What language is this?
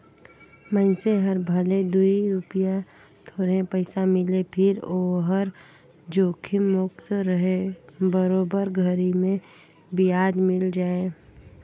Chhattisgarhi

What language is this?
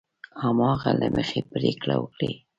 Pashto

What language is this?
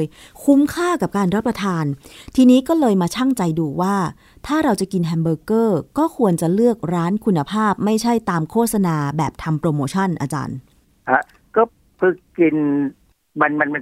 Thai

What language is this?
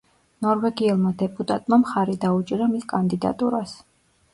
Georgian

